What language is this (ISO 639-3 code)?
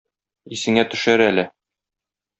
tat